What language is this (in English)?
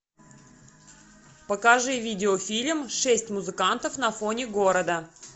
Russian